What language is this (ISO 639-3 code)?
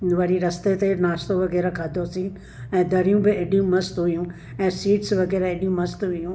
snd